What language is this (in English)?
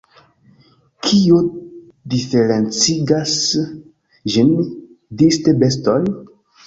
Esperanto